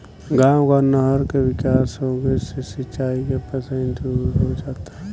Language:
Bhojpuri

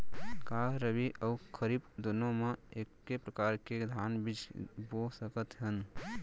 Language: Chhattisgarhi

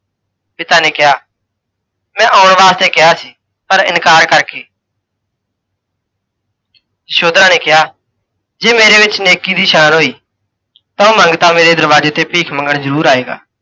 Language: Punjabi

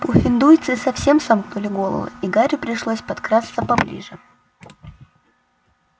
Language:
Russian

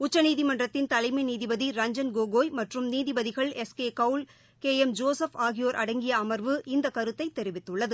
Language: Tamil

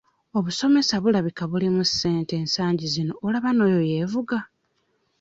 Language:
Ganda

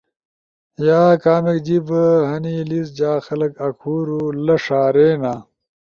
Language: Ushojo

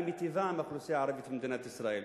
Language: Hebrew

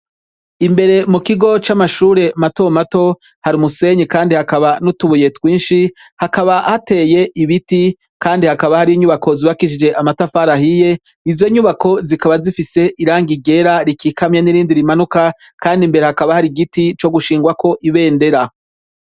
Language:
Rundi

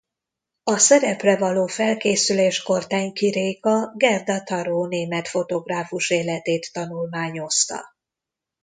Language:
Hungarian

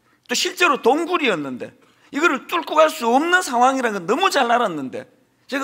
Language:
Korean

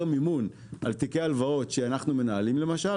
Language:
Hebrew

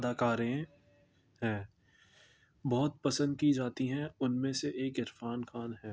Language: Urdu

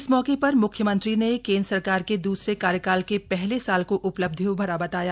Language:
Hindi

